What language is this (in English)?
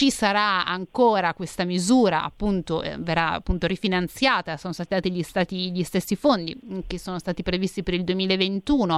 Italian